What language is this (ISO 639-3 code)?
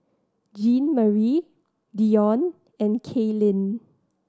eng